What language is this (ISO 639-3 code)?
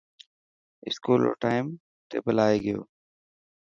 mki